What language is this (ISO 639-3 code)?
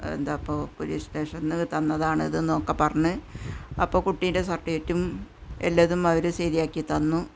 mal